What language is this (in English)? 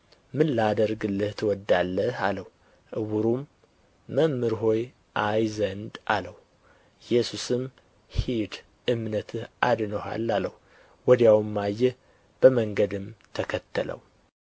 Amharic